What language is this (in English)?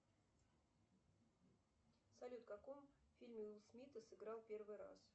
Russian